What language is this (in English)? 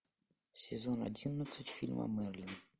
Russian